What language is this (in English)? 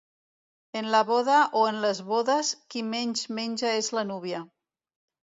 Catalan